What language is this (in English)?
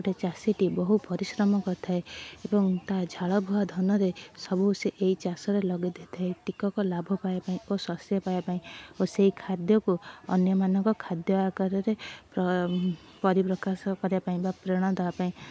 Odia